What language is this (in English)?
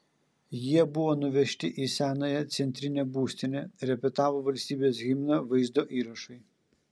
Lithuanian